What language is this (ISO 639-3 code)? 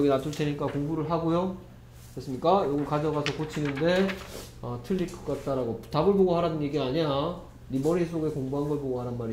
kor